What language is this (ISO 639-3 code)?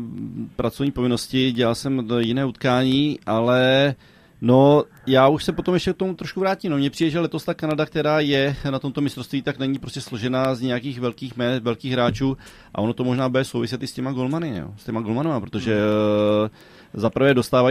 ces